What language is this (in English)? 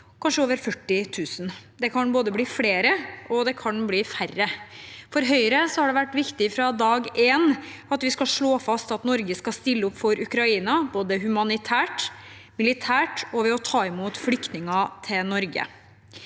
Norwegian